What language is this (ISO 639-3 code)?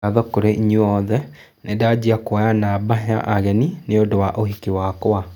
kik